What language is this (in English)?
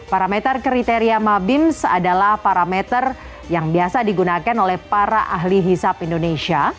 Indonesian